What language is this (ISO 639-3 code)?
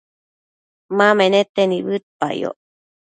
mcf